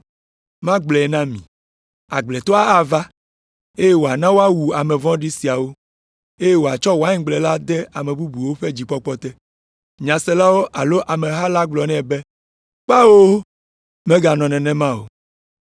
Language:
Ewe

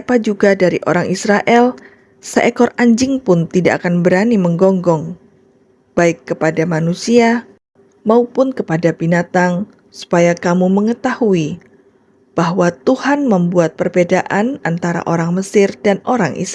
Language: Indonesian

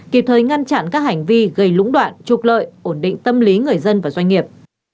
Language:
Vietnamese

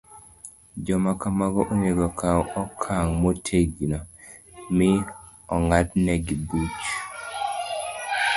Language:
Luo (Kenya and Tanzania)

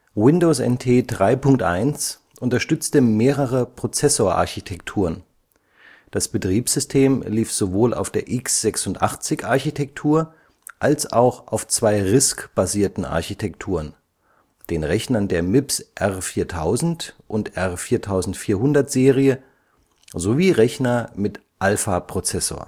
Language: German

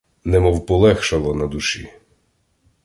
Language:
Ukrainian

